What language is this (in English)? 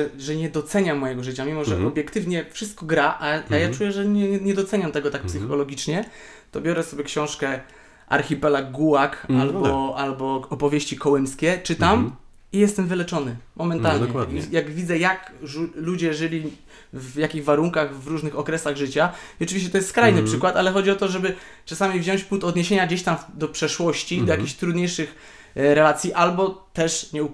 Polish